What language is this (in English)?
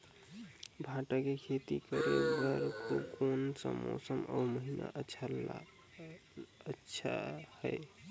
Chhattisgarhi